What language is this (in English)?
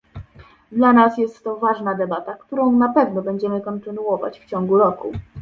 Polish